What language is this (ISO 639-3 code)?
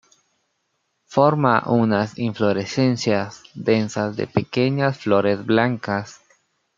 spa